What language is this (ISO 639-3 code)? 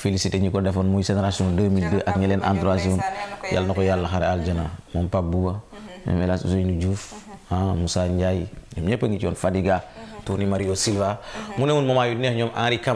fra